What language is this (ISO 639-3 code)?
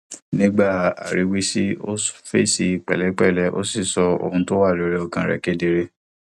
yor